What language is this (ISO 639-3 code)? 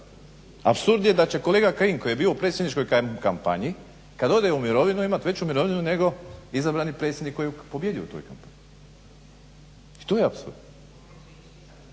hrv